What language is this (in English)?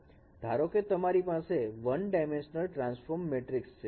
Gujarati